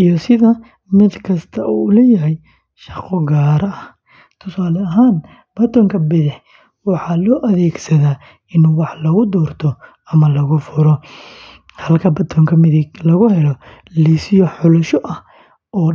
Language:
Somali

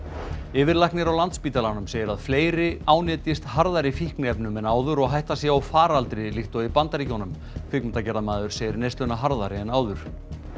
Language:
Icelandic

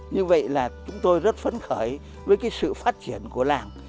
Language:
Vietnamese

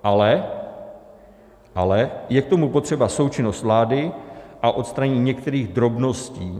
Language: Czech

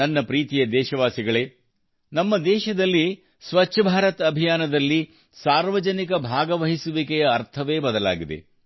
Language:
Kannada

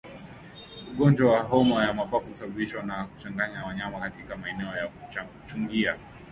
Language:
Swahili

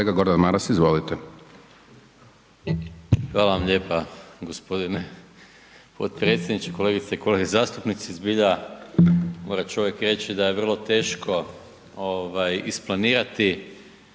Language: Croatian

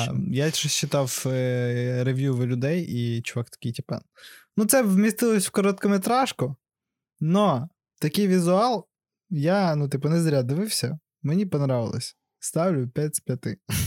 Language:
Ukrainian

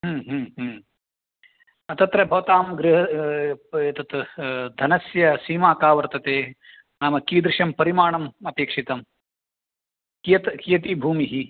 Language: Sanskrit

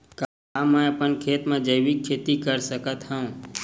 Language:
Chhattisgarhi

